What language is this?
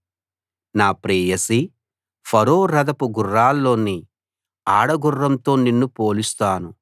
Telugu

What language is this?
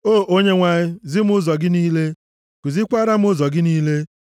Igbo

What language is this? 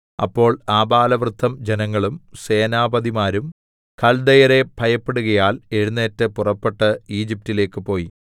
Malayalam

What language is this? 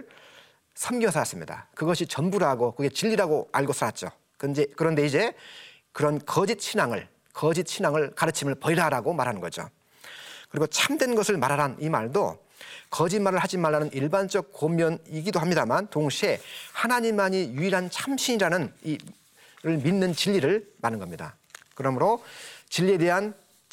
Korean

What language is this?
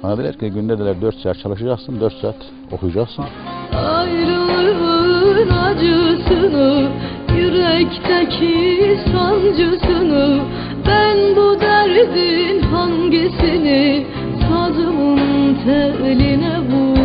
Turkish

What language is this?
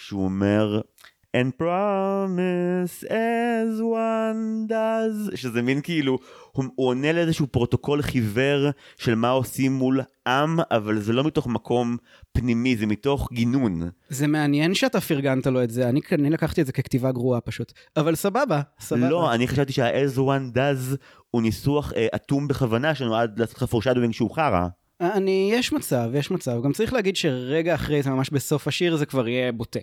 Hebrew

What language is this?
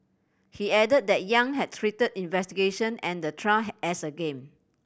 English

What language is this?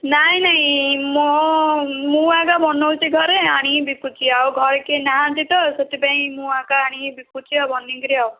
Odia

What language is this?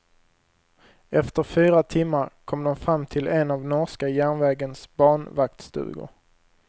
Swedish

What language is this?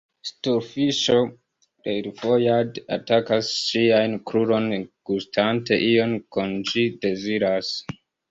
Esperanto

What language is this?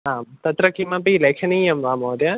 Sanskrit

